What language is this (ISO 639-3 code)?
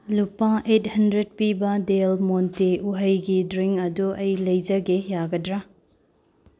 mni